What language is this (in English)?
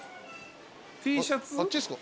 Japanese